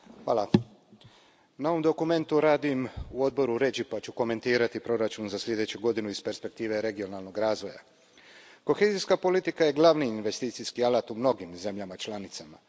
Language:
Croatian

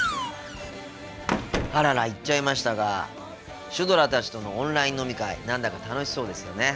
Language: Japanese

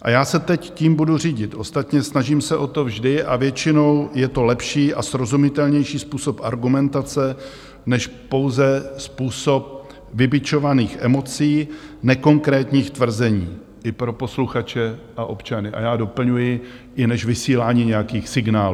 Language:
Czech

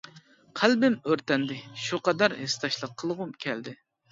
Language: Uyghur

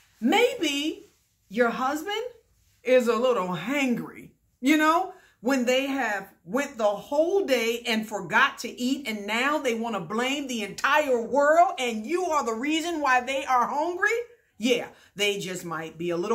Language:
English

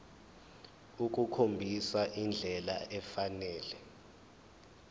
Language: Zulu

